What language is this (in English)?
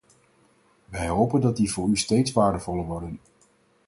Dutch